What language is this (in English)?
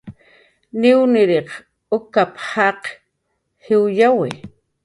Jaqaru